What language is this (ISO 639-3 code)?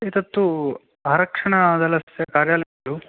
san